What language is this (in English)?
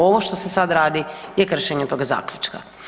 Croatian